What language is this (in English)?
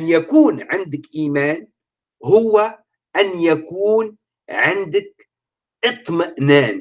Arabic